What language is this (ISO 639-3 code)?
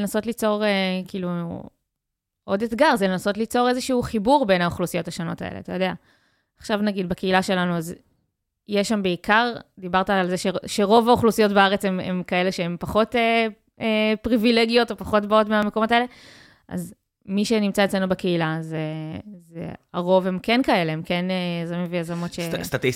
heb